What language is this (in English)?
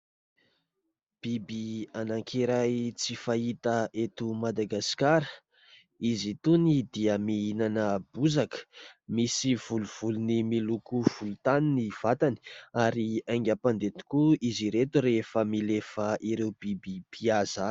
Malagasy